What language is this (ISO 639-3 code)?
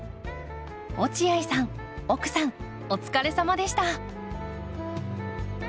jpn